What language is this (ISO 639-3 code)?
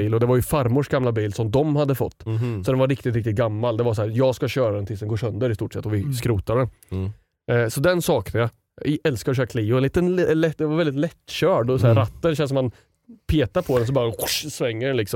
swe